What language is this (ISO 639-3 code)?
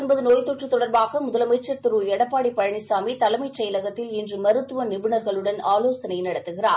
tam